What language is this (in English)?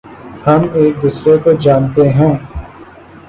Urdu